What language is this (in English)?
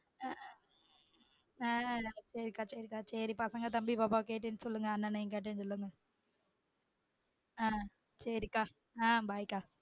Tamil